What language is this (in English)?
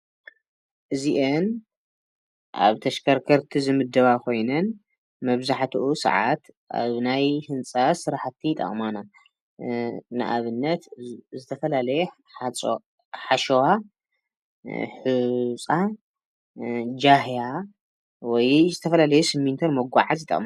Tigrinya